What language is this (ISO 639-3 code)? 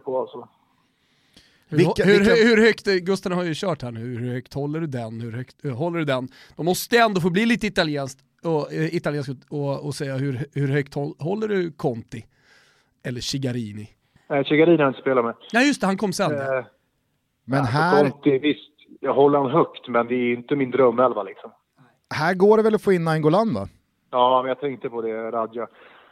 swe